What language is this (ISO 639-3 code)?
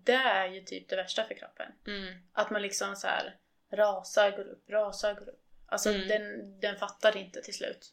swe